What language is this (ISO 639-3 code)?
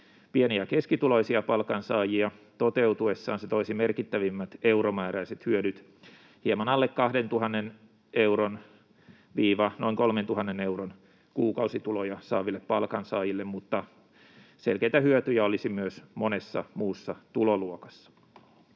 fin